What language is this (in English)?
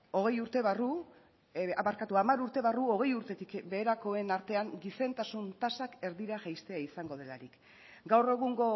Basque